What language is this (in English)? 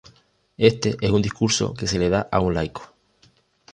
Spanish